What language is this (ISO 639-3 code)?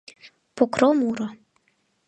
chm